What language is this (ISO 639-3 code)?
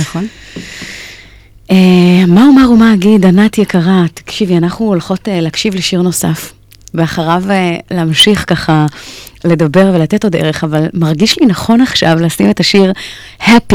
heb